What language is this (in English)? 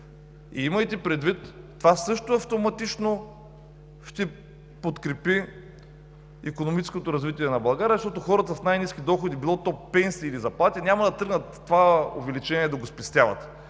Bulgarian